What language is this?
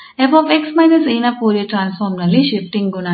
Kannada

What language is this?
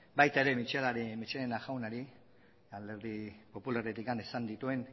Basque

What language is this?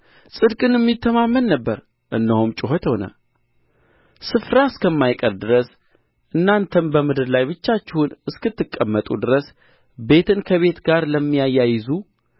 Amharic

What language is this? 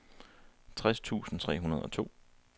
Danish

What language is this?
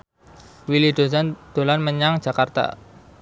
Javanese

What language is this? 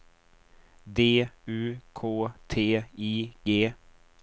Swedish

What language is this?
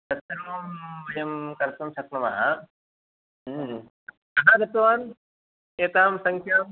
Sanskrit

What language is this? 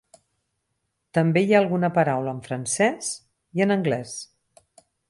Catalan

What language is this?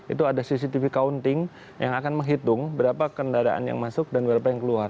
Indonesian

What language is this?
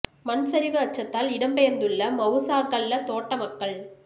Tamil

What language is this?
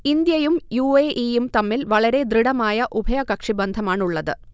Malayalam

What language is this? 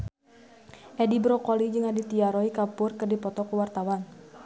Sundanese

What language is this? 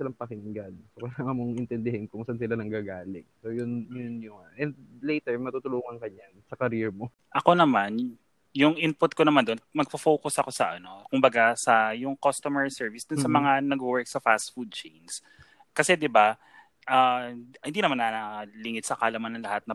Filipino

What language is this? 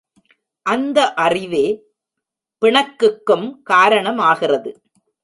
Tamil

